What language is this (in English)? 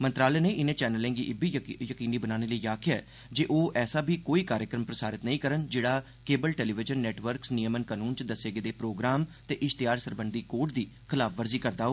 Dogri